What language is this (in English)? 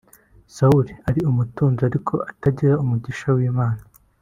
Kinyarwanda